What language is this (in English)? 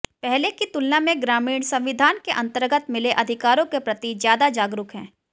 Hindi